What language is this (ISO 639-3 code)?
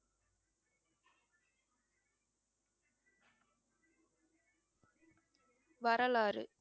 tam